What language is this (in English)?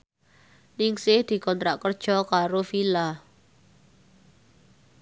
Javanese